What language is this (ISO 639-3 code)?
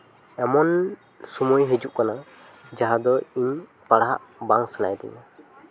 sat